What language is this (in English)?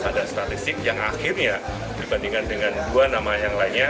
Indonesian